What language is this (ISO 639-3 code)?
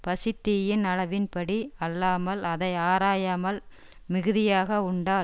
tam